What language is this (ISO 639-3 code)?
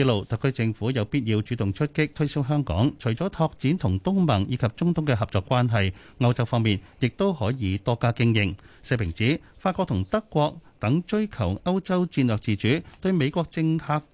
zho